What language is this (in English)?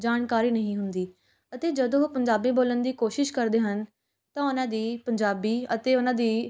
Punjabi